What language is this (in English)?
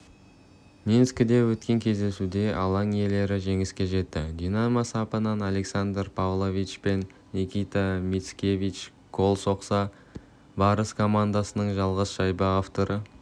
Kazakh